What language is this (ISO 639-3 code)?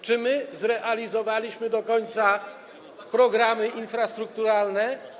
pol